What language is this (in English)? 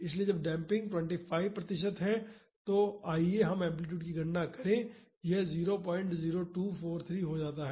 Hindi